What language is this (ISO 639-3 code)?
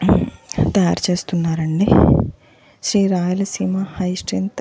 tel